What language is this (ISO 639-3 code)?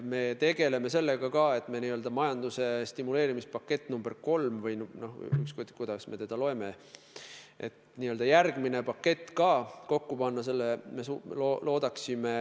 est